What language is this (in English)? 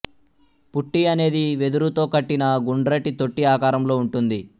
Telugu